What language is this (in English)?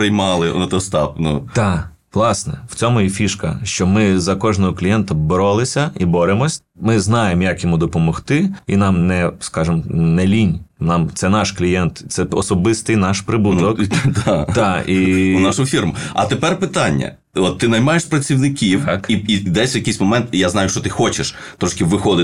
Ukrainian